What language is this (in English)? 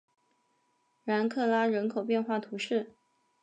Chinese